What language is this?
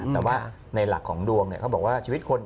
Thai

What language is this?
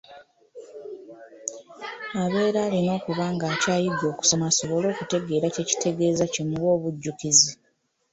Ganda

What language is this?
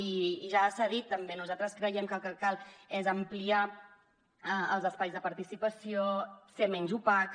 Catalan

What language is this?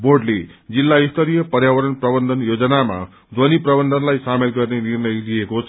Nepali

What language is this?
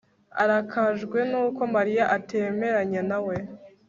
Kinyarwanda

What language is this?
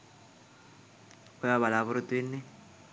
Sinhala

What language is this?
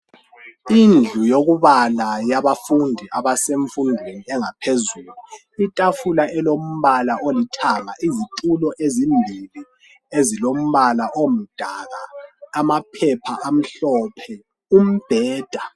North Ndebele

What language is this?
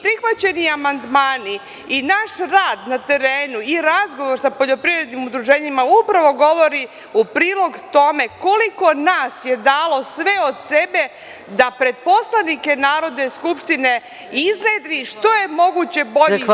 Serbian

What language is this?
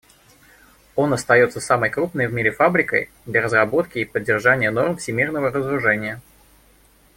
Russian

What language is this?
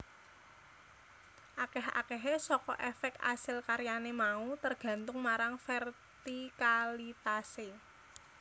Javanese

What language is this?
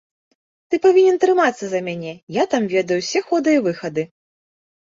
Belarusian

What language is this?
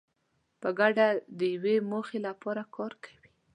Pashto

